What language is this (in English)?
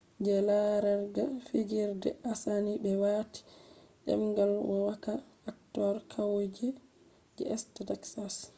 Fula